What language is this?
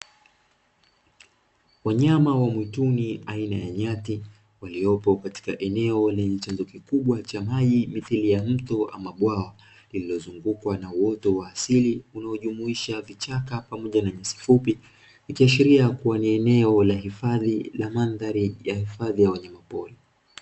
Swahili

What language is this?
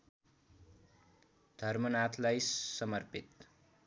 Nepali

